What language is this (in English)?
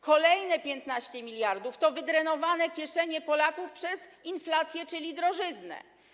Polish